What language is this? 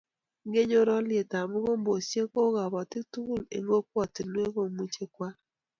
Kalenjin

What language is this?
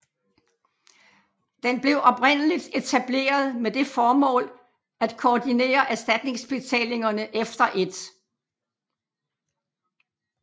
Danish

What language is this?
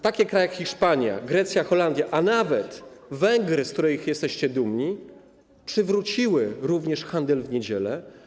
Polish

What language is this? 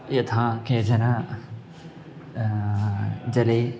Sanskrit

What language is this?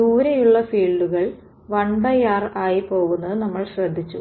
Malayalam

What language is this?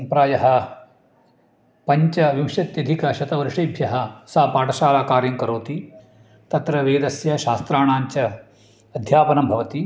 Sanskrit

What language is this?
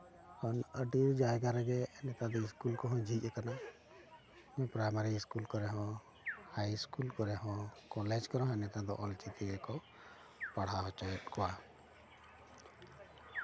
Santali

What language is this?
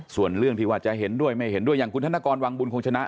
Thai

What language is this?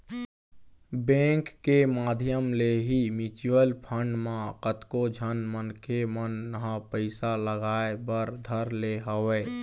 Chhattisgarhi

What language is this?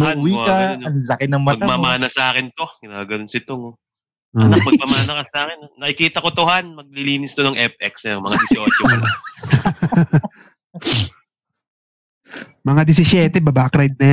Filipino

